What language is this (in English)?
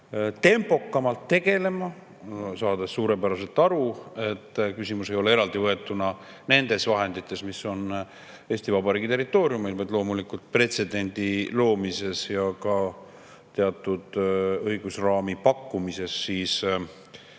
Estonian